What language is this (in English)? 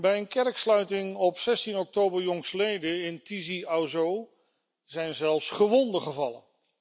Dutch